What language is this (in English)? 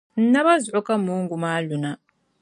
Dagbani